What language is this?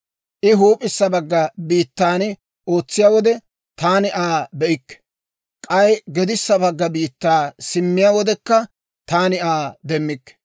Dawro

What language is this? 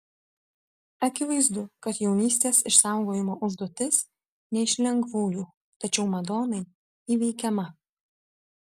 Lithuanian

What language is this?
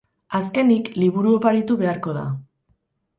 Basque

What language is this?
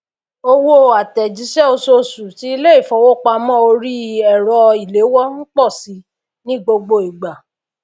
Yoruba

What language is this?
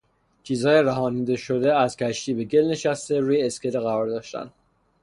Persian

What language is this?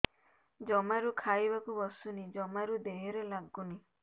Odia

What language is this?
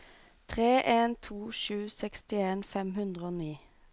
Norwegian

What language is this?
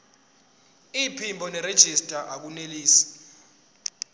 Zulu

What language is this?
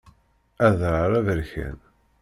Kabyle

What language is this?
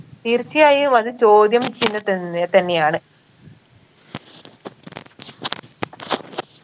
Malayalam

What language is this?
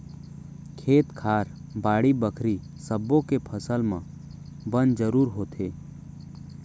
Chhattisgarhi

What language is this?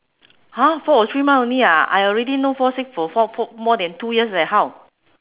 English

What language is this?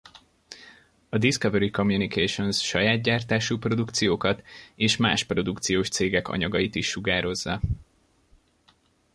Hungarian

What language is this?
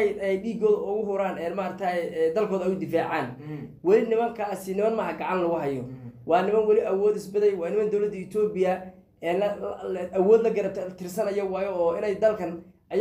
Arabic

